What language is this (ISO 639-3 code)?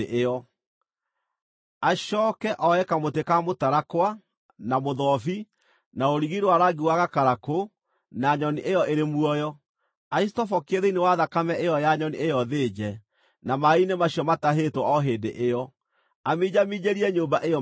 kik